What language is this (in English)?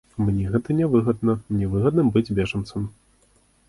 Belarusian